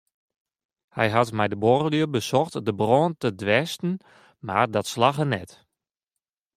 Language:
Western Frisian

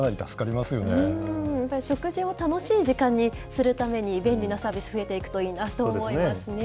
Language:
Japanese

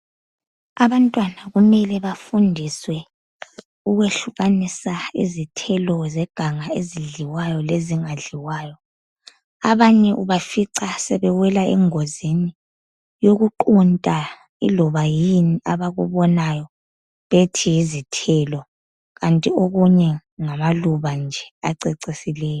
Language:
North Ndebele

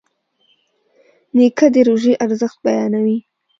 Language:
Pashto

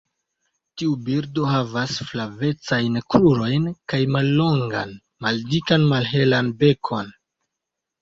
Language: Esperanto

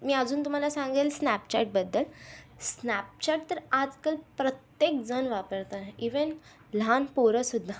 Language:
Marathi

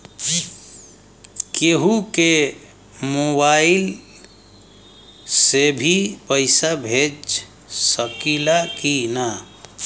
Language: Bhojpuri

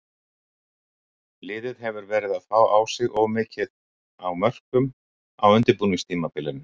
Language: Icelandic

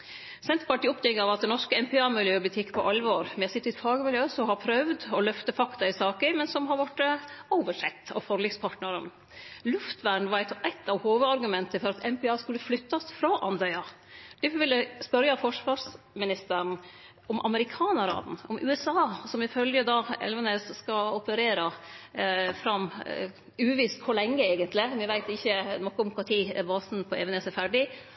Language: Norwegian Nynorsk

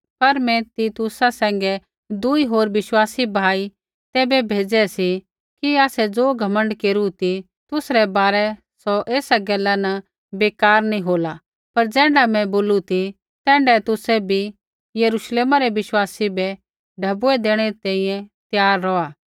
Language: Kullu Pahari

